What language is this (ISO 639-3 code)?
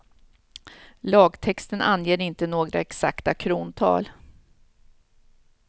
swe